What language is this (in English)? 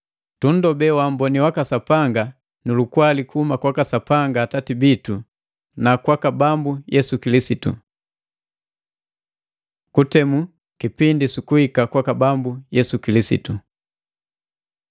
Matengo